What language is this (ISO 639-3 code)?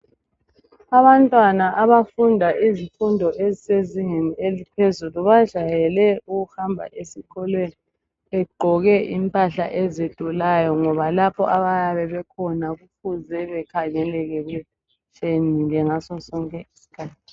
nde